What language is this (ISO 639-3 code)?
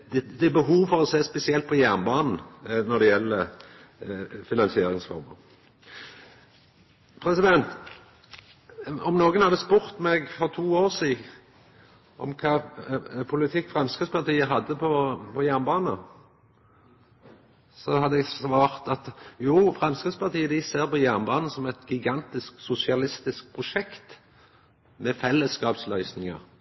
nno